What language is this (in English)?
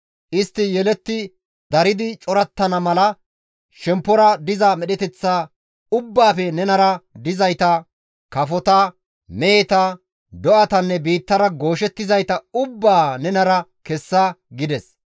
Gamo